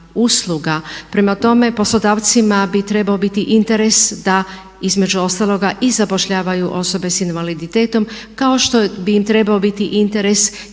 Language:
Croatian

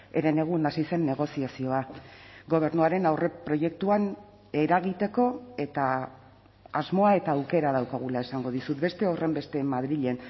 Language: Basque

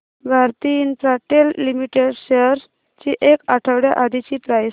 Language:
Marathi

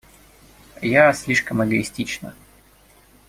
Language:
Russian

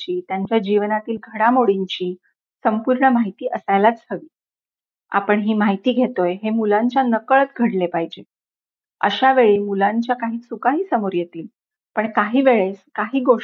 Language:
Marathi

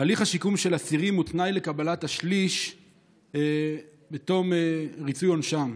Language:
Hebrew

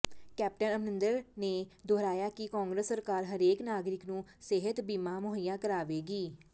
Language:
Punjabi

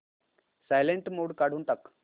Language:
Marathi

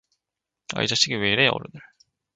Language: Korean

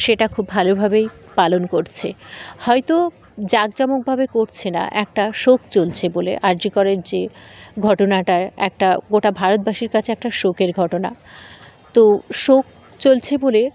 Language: Bangla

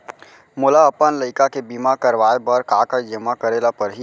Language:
Chhattisgarhi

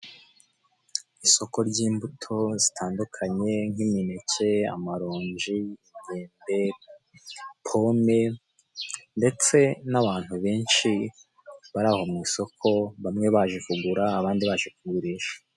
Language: Kinyarwanda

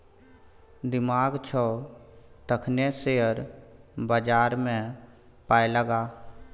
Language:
Maithili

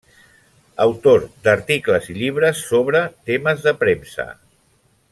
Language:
Catalan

